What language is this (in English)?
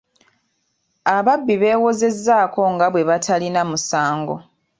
Ganda